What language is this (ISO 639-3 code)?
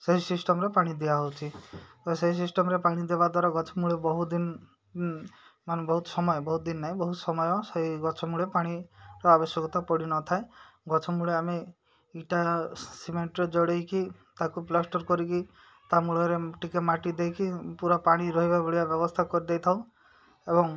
ori